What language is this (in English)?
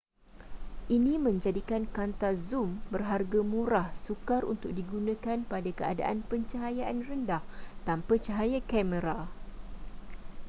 Malay